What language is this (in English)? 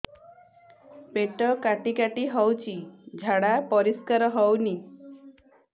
Odia